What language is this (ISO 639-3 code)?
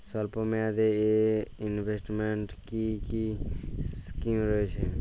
ben